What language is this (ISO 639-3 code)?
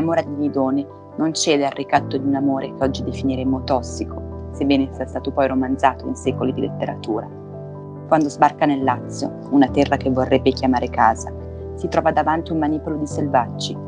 ita